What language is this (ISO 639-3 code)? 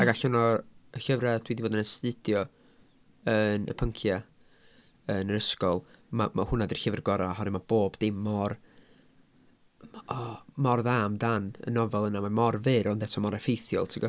cym